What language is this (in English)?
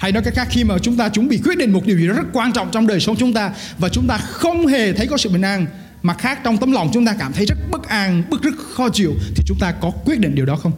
Vietnamese